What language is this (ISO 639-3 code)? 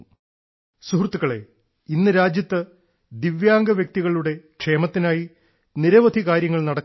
mal